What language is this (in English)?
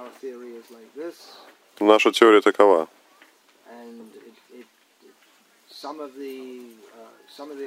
Russian